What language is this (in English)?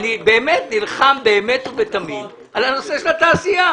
Hebrew